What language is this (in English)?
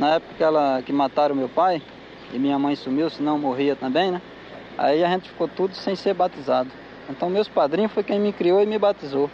Portuguese